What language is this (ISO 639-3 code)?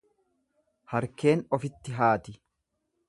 orm